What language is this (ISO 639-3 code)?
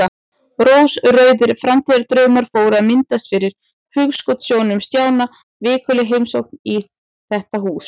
isl